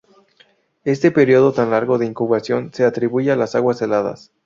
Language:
Spanish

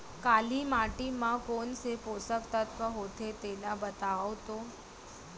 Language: Chhattisgarhi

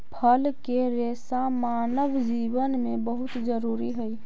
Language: Magahi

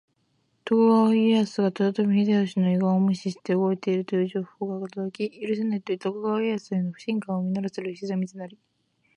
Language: Japanese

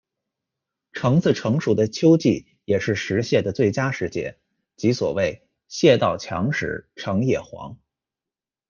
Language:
Chinese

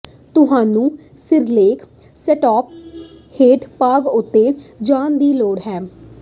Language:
Punjabi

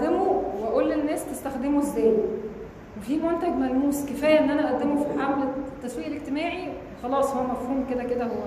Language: Arabic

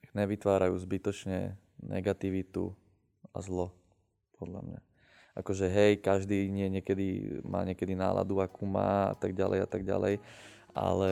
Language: Slovak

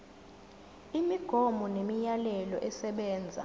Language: Zulu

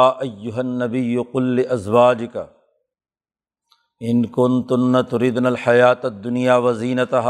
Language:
Urdu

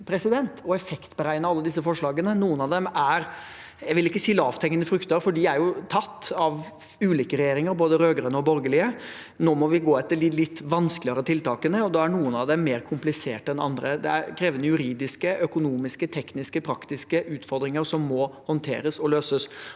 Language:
Norwegian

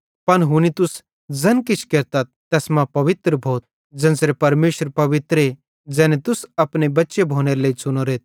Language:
Bhadrawahi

